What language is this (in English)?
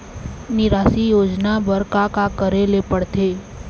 Chhattisgarhi